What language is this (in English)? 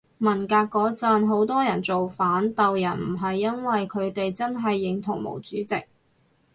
Cantonese